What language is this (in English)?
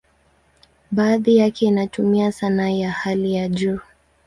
Swahili